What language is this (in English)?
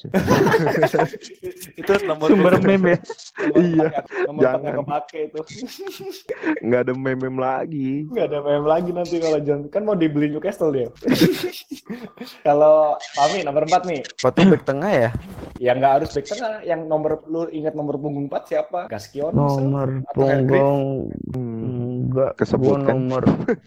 Indonesian